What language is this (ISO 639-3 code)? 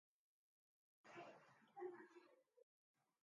slv